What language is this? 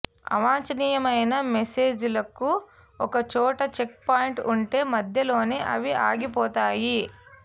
Telugu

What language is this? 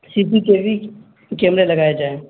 Urdu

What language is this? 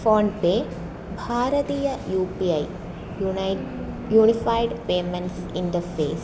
Sanskrit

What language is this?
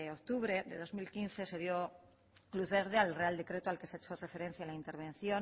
Spanish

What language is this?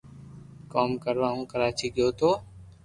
Loarki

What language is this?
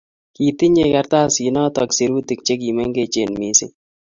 Kalenjin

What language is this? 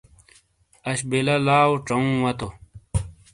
Shina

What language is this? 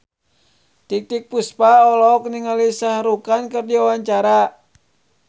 Sundanese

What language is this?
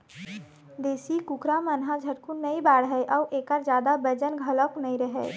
Chhattisgarhi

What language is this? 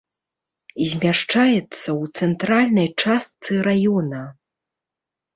Belarusian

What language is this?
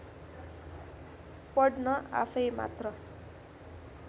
Nepali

